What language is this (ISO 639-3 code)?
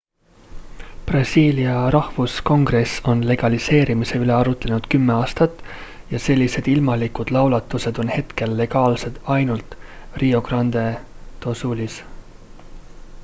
est